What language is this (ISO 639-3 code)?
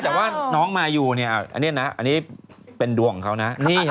tha